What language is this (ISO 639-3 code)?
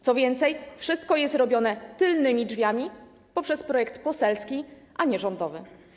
pol